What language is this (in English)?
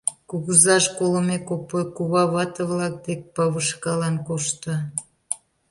Mari